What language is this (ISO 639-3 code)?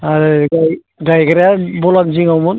brx